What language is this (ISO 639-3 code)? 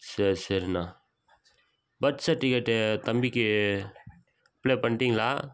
tam